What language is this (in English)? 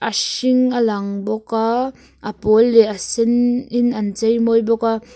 Mizo